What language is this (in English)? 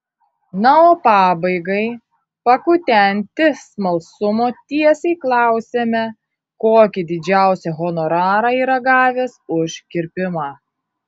Lithuanian